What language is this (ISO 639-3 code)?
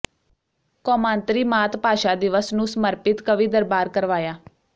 pan